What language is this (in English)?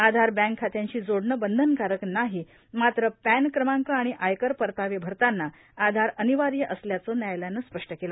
Marathi